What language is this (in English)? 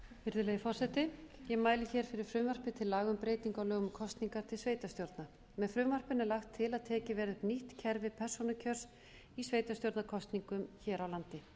Icelandic